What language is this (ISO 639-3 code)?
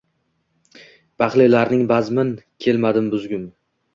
uzb